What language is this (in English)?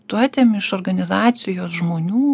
Lithuanian